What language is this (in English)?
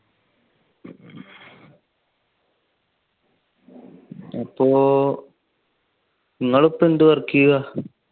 Malayalam